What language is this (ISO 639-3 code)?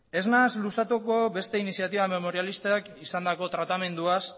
eus